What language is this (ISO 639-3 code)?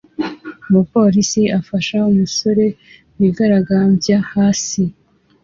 kin